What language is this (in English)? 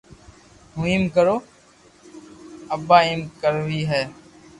Loarki